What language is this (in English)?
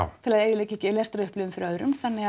Icelandic